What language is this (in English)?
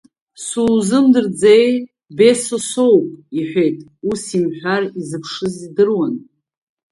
Abkhazian